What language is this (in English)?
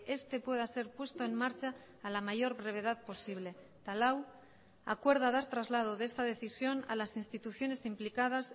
Spanish